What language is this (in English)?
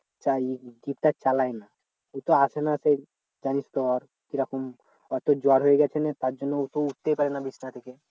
Bangla